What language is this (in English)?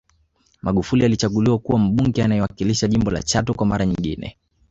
Swahili